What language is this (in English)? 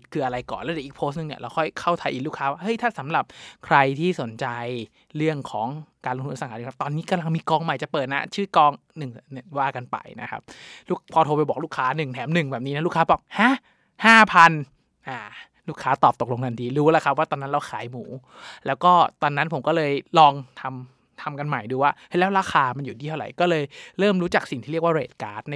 Thai